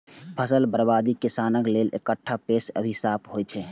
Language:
Maithili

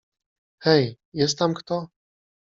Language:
Polish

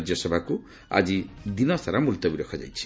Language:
Odia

